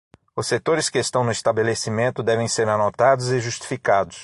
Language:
Portuguese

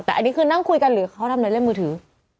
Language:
Thai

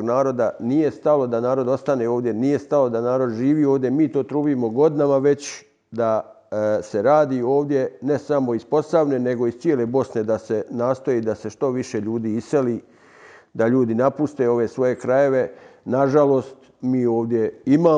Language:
Croatian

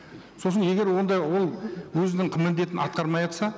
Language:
Kazakh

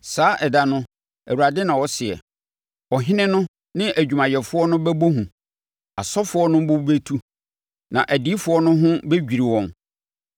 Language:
Akan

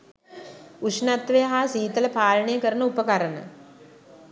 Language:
Sinhala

